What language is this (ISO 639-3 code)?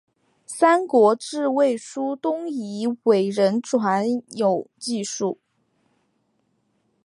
zho